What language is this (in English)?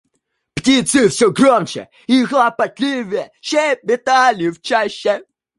Russian